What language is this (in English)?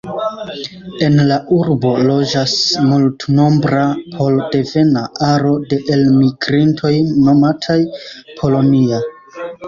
Esperanto